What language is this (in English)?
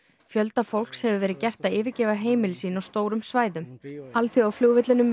Icelandic